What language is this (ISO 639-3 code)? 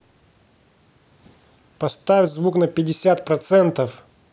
rus